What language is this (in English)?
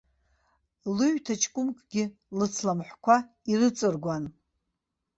Abkhazian